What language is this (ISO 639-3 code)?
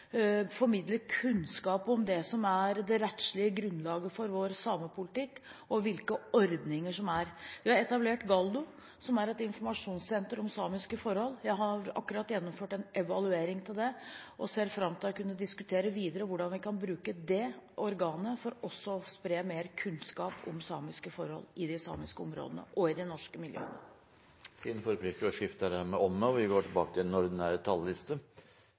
nor